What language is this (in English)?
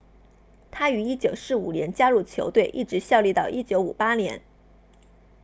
Chinese